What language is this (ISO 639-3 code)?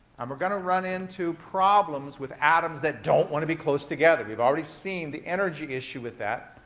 eng